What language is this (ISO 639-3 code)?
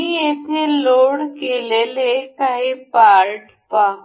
mar